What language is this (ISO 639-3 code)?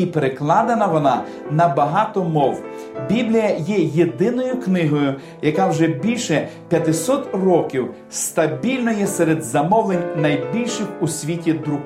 ukr